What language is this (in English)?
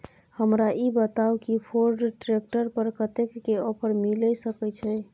Maithili